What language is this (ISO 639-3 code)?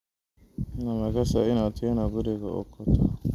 som